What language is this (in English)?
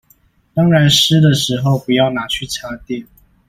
Chinese